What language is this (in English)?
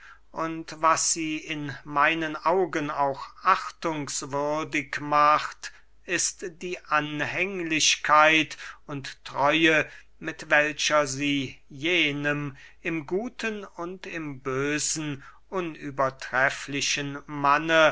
German